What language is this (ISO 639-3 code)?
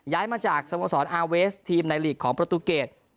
tha